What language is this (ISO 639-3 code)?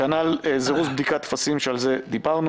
heb